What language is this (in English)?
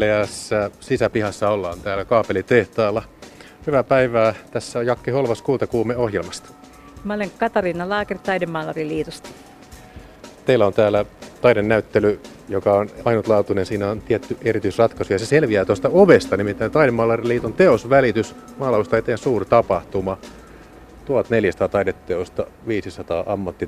Finnish